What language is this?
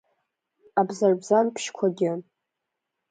Abkhazian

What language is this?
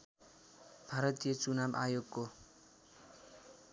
Nepali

